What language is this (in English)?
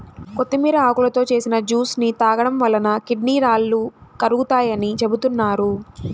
Telugu